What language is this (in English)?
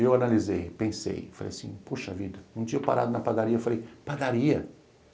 Portuguese